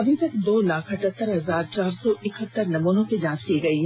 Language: Hindi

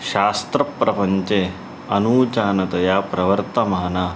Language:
Sanskrit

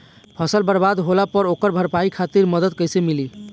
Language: Bhojpuri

